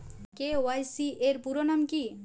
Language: Bangla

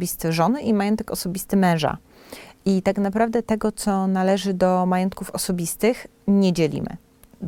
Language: Polish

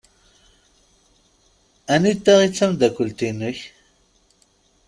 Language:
Kabyle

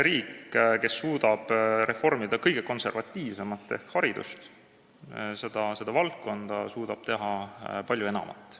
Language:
Estonian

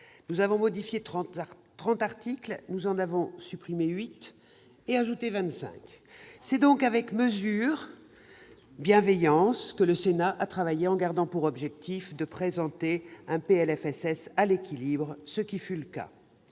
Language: French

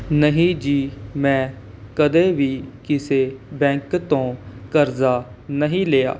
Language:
Punjabi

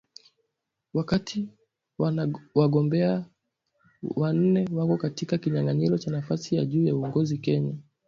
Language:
Swahili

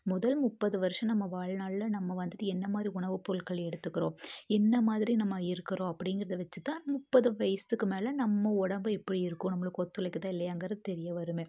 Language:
Tamil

